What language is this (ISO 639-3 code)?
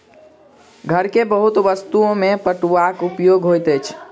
mai